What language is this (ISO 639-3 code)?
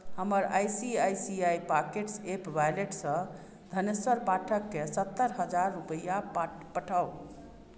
mai